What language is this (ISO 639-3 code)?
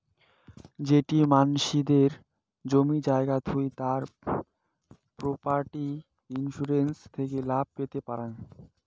ben